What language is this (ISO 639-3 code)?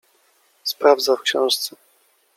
pol